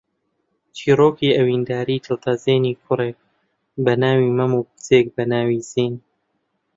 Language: Central Kurdish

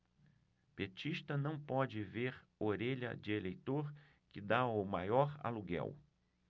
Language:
Portuguese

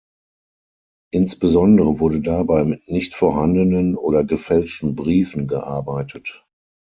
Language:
German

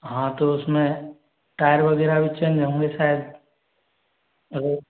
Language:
Hindi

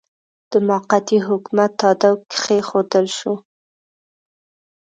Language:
Pashto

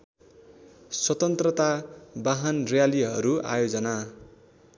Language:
Nepali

